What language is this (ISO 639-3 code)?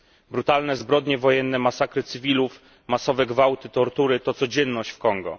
pol